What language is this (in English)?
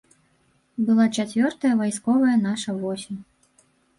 Belarusian